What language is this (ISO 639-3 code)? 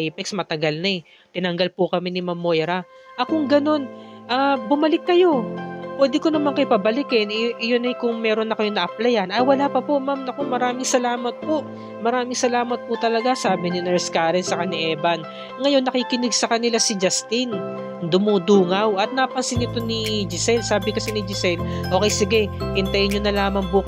fil